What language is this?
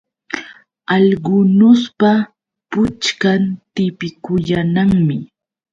Yauyos Quechua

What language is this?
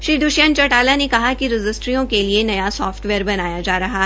Hindi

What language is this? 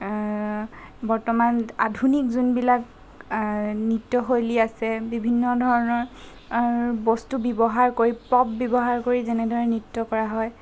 Assamese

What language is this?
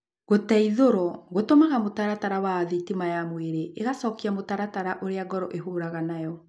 Kikuyu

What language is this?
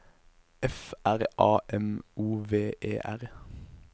Norwegian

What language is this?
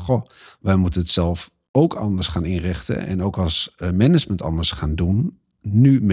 Dutch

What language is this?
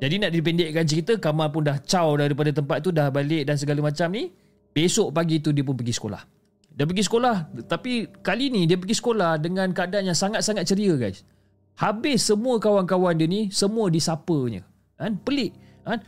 Malay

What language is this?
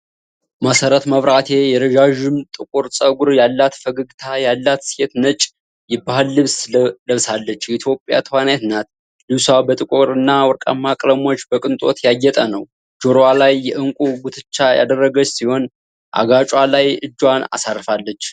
Amharic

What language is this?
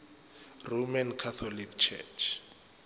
Northern Sotho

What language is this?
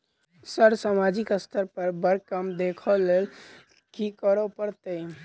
Maithili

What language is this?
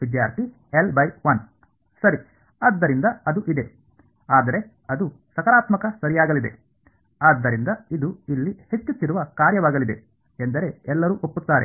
Kannada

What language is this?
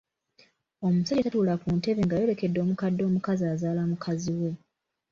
Ganda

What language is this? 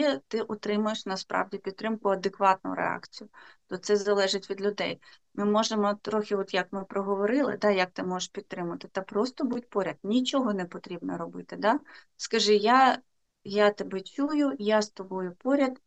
Ukrainian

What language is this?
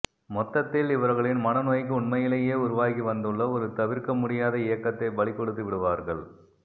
Tamil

